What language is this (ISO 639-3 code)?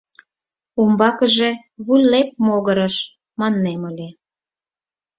chm